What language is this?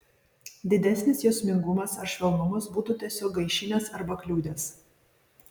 Lithuanian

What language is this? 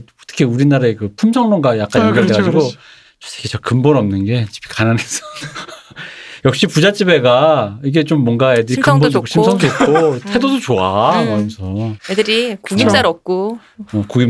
Korean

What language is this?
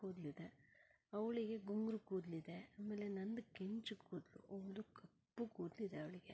Kannada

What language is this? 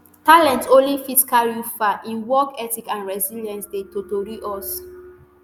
Nigerian Pidgin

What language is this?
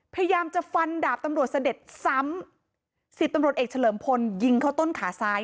Thai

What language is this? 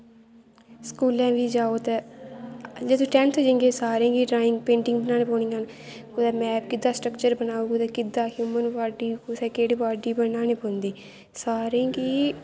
Dogri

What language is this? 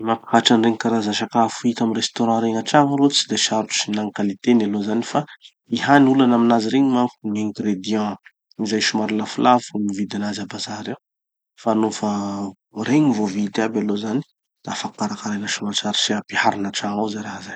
Tanosy Malagasy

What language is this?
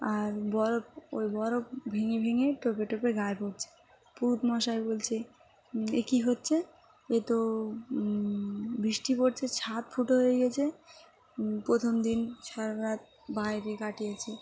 Bangla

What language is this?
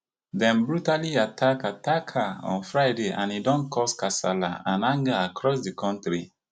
Nigerian Pidgin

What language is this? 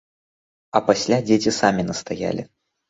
Belarusian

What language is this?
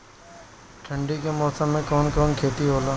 Bhojpuri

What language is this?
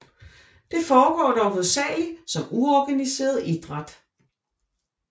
Danish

